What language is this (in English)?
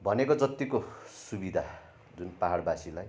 Nepali